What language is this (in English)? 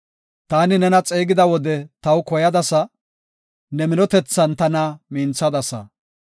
Gofa